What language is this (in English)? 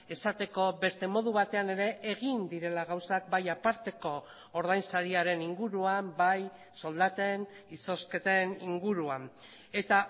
Basque